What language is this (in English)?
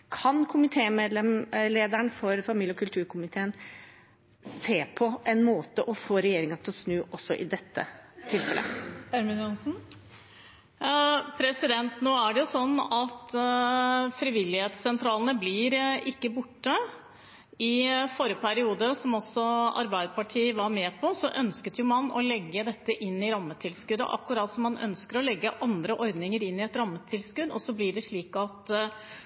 Norwegian Bokmål